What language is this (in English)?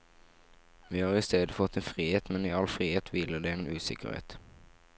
Norwegian